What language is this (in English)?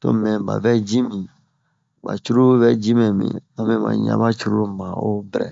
Bomu